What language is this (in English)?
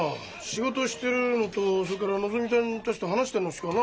Japanese